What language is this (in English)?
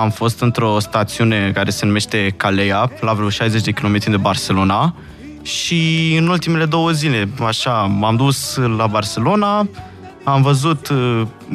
Romanian